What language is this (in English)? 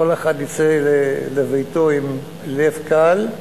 Hebrew